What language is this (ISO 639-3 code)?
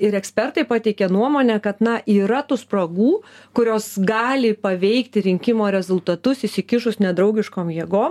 lit